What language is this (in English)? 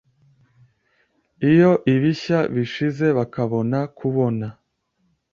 Kinyarwanda